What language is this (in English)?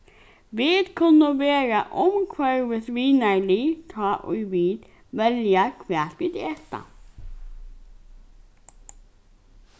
Faroese